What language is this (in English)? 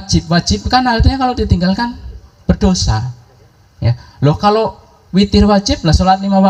Indonesian